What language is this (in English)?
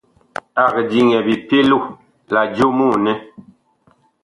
Bakoko